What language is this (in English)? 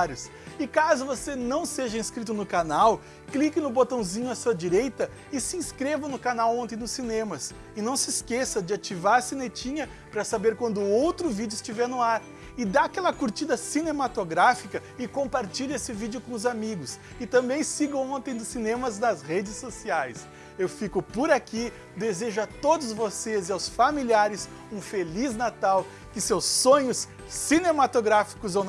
Portuguese